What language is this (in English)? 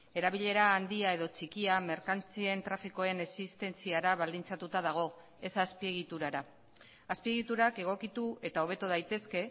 Basque